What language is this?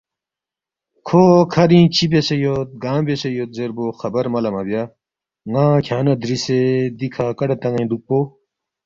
Balti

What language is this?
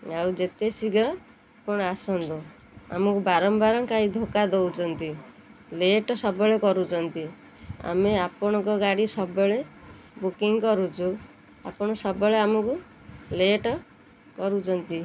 Odia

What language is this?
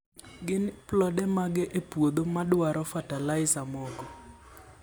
Luo (Kenya and Tanzania)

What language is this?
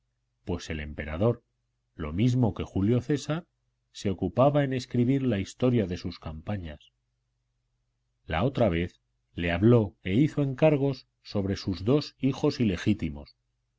Spanish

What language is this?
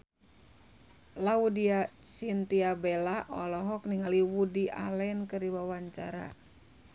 Sundanese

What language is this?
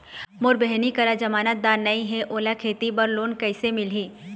Chhattisgarhi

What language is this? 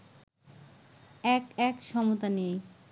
Bangla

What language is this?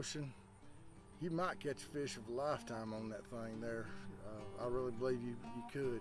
English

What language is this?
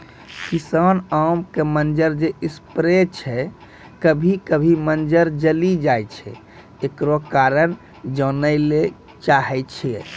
Maithili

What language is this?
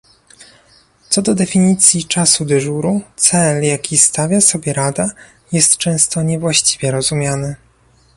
Polish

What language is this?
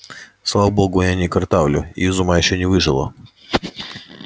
Russian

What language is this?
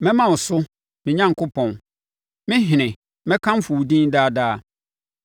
Akan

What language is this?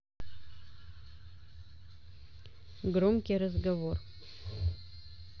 Russian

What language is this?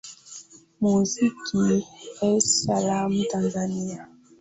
Swahili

